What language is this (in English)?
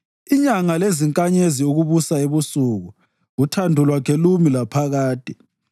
North Ndebele